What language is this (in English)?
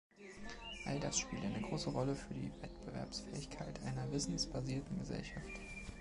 German